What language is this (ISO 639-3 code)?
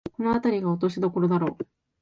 jpn